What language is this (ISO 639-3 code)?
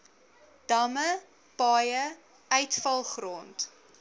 afr